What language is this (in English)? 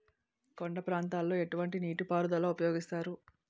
Telugu